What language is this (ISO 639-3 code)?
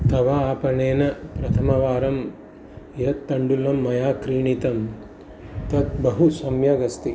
san